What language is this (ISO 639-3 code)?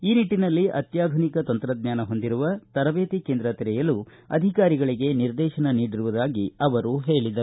kan